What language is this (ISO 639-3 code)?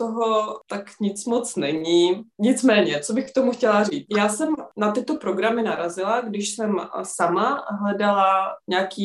ces